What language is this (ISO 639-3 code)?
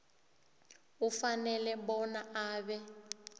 nbl